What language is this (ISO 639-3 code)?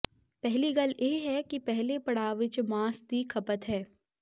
pan